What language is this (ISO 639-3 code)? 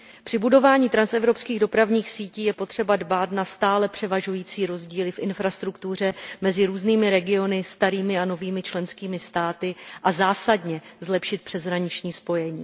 ces